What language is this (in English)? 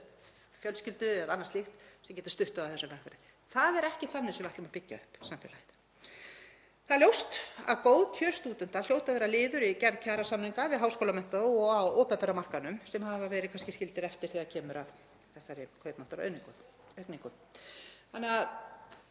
Icelandic